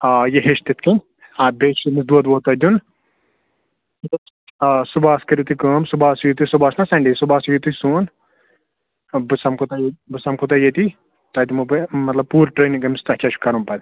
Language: Kashmiri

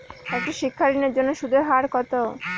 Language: Bangla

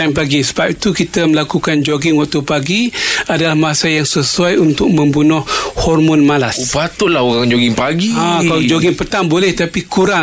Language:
Malay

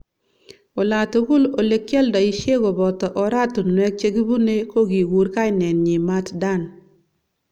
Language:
Kalenjin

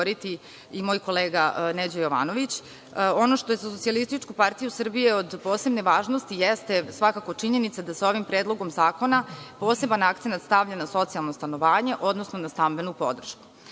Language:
Serbian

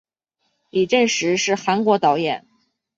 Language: Chinese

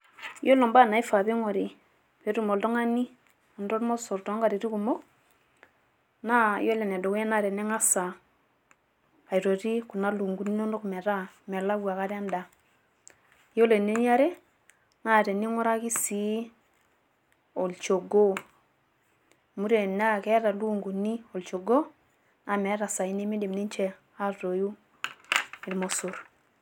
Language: Masai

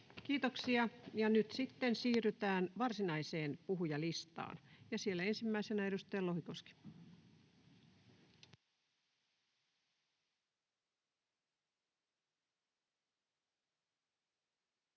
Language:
Finnish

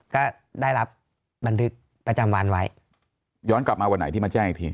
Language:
Thai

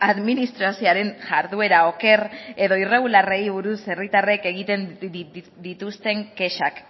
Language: Basque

